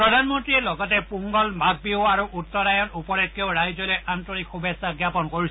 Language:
Assamese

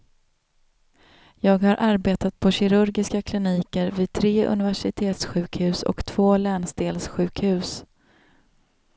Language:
Swedish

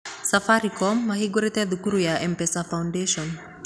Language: Kikuyu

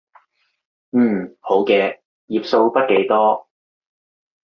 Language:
Cantonese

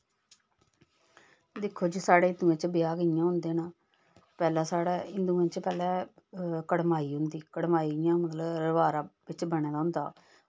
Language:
Dogri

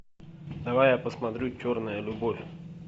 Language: Russian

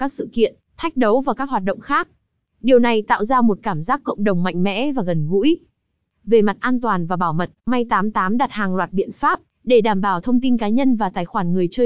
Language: Vietnamese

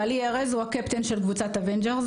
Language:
Hebrew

